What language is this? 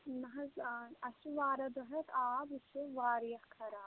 Kashmiri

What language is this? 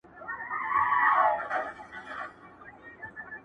Pashto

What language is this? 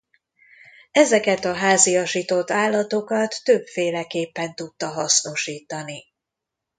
Hungarian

